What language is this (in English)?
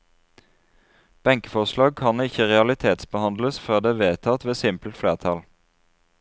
Norwegian